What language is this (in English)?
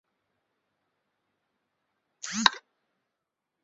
Chinese